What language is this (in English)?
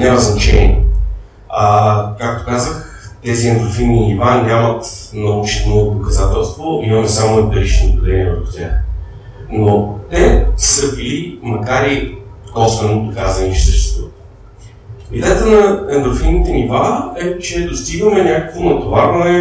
Bulgarian